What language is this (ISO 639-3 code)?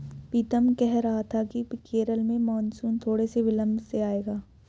hin